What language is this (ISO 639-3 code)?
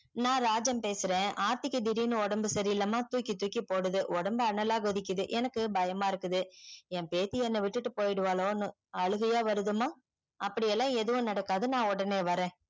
tam